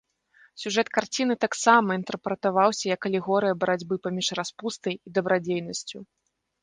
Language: Belarusian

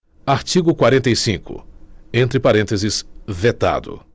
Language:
Portuguese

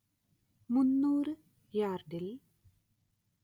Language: Malayalam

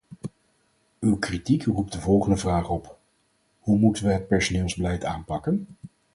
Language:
Dutch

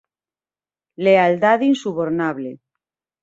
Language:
Galician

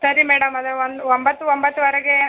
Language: Kannada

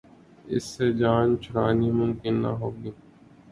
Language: Urdu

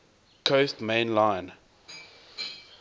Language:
English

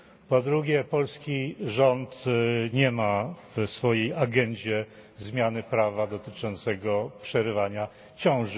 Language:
Polish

